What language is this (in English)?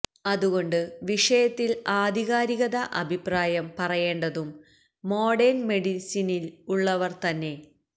Malayalam